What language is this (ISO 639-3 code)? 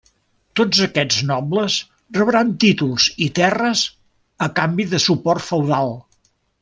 cat